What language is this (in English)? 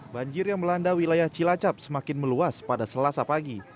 Indonesian